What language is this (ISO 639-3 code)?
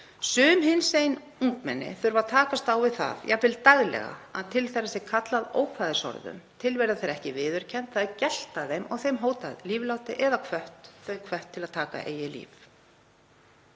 isl